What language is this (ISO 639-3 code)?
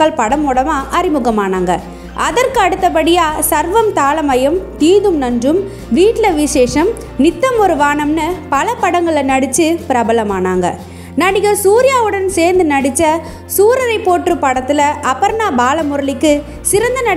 ara